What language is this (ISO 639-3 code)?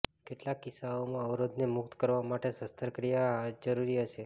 guj